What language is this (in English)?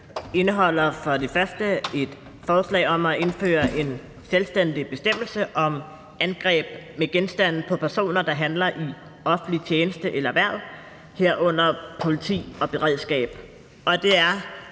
Danish